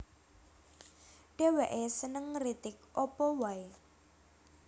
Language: Javanese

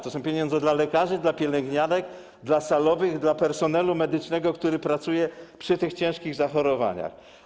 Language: Polish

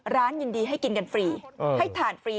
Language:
Thai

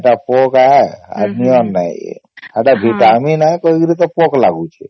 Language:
Odia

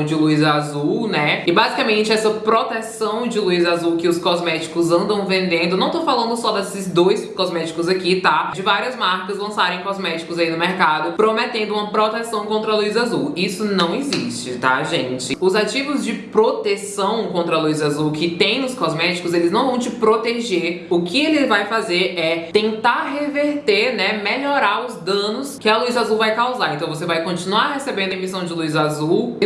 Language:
Portuguese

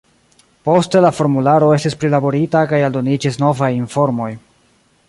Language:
Esperanto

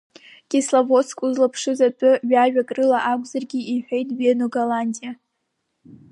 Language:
Abkhazian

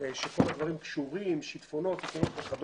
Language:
Hebrew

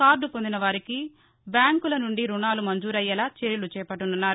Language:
Telugu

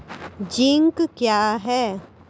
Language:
Maithili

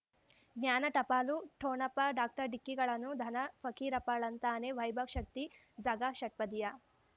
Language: Kannada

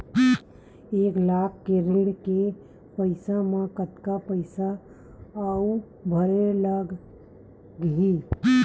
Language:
Chhattisgarhi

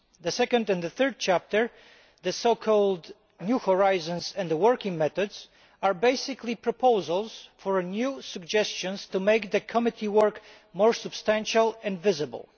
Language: English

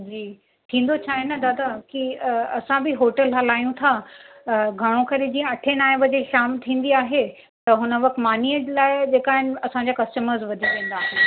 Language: Sindhi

